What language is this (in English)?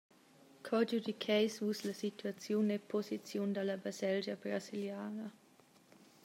Romansh